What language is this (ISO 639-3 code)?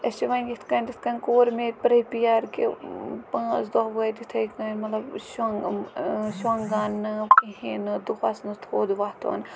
kas